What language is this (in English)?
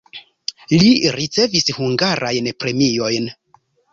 Esperanto